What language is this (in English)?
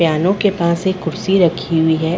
Hindi